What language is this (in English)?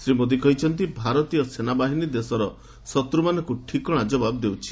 Odia